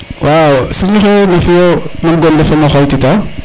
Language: Serer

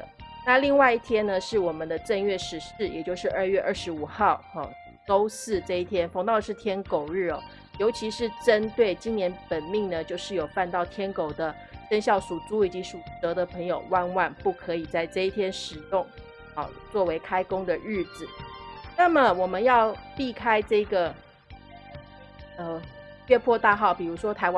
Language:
Chinese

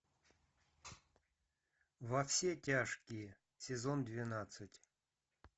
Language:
Russian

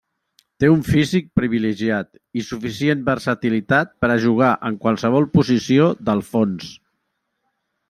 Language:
Catalan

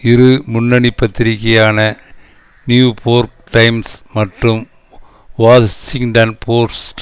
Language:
Tamil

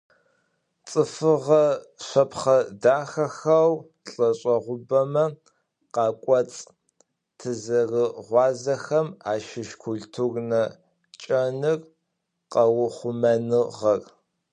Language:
Adyghe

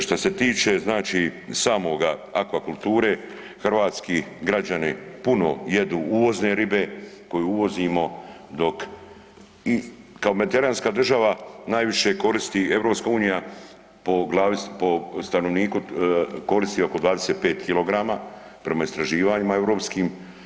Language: Croatian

